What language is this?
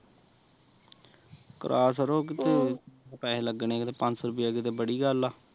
Punjabi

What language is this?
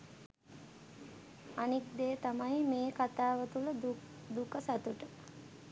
Sinhala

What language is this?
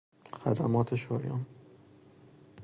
Persian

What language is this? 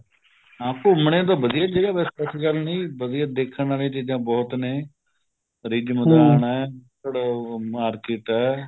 Punjabi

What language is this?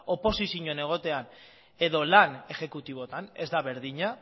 Basque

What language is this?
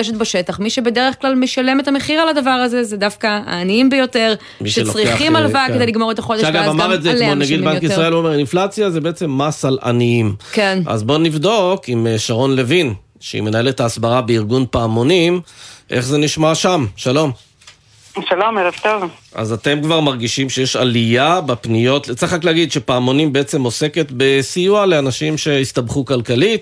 Hebrew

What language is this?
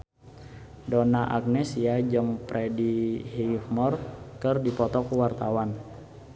Sundanese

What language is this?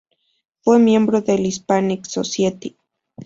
Spanish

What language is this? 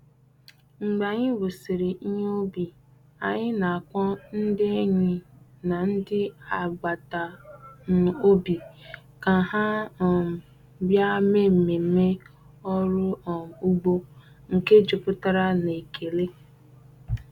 Igbo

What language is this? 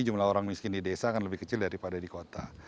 Indonesian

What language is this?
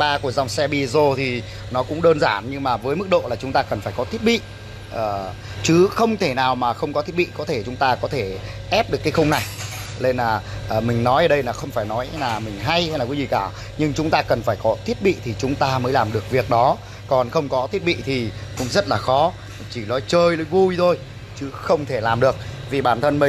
Vietnamese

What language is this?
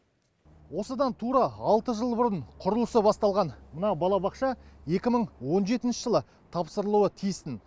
Kazakh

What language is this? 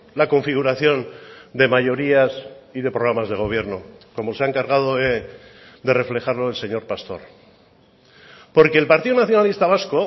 Spanish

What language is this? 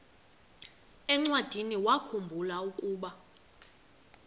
Xhosa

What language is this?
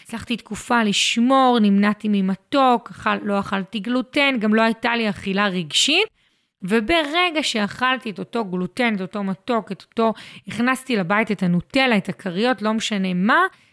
Hebrew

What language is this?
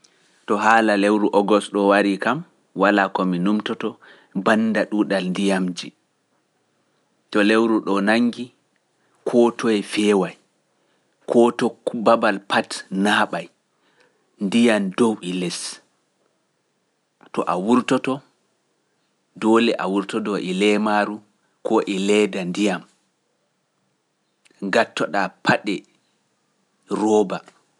Pular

